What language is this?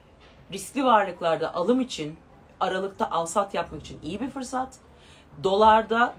Turkish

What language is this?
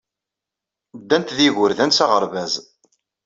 Kabyle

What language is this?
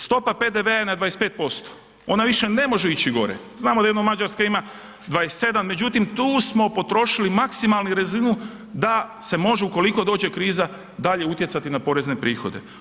Croatian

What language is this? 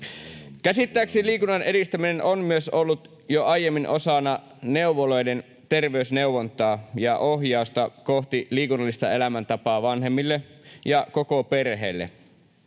Finnish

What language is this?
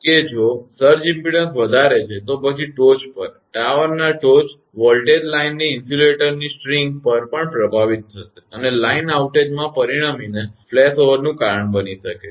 Gujarati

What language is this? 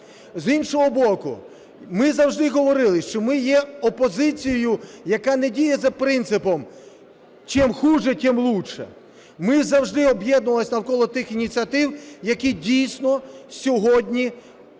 Ukrainian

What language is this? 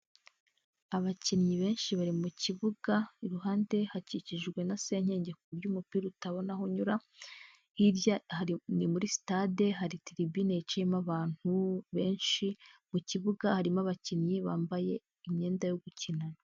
Kinyarwanda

